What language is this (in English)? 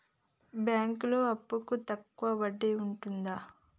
Telugu